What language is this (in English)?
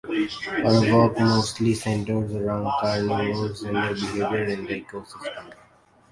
English